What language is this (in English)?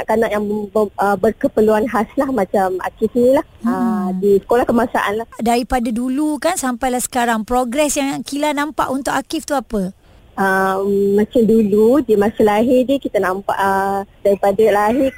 Malay